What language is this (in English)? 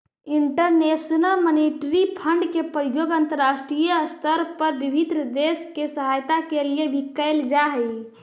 Magahi